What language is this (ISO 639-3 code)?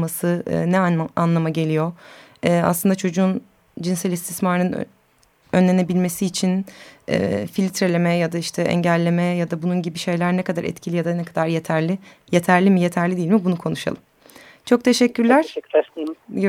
tur